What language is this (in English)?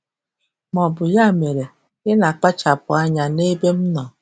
Igbo